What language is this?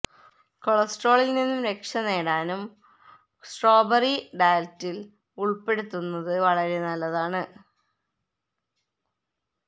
Malayalam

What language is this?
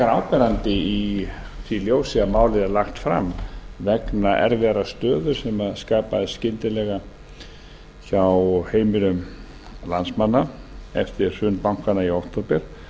Icelandic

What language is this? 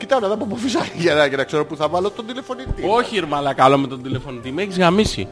Greek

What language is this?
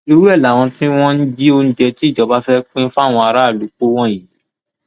Yoruba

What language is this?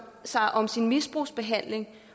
Danish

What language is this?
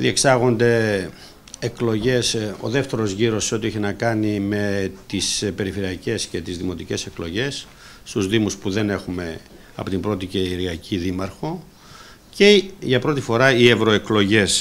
Greek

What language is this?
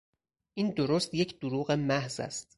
Persian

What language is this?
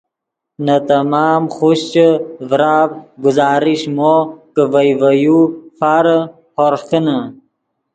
Yidgha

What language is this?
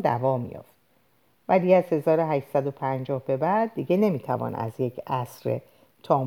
Persian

